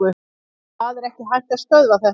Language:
Icelandic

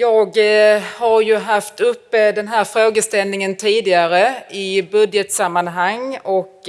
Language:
Swedish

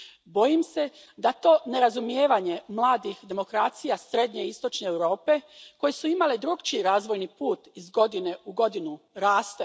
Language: Croatian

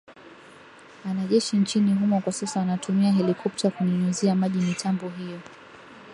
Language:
Swahili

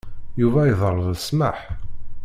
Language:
Kabyle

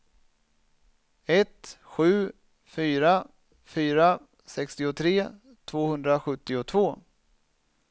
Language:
Swedish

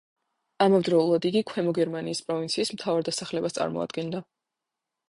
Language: Georgian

